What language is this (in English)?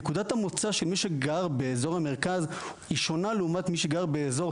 Hebrew